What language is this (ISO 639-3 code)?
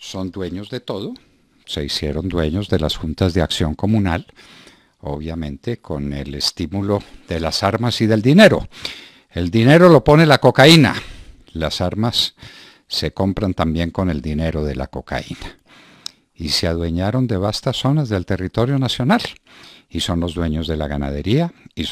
spa